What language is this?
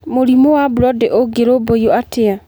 Kikuyu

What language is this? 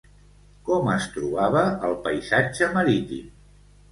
Catalan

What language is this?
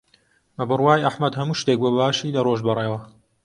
Central Kurdish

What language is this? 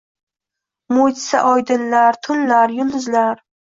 Uzbek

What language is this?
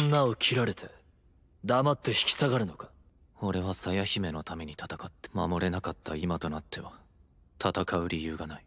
Japanese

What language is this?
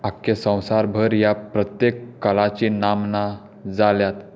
Konkani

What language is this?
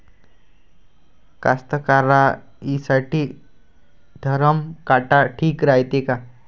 Marathi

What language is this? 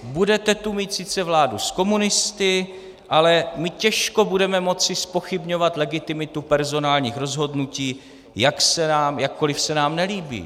Czech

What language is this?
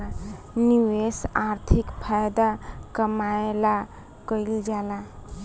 Bhojpuri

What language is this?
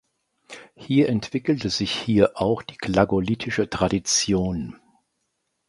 German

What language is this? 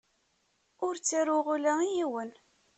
Kabyle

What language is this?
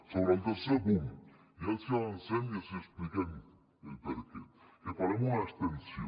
Catalan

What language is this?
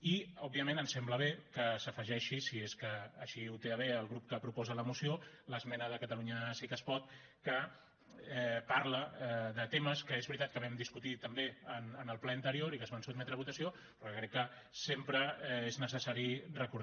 Catalan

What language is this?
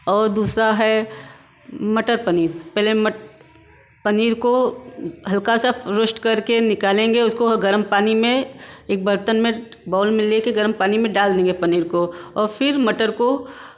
Hindi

